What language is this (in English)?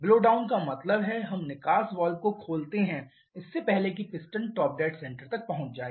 Hindi